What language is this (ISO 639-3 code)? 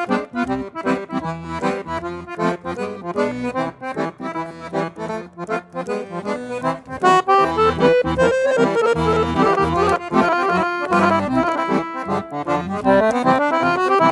ron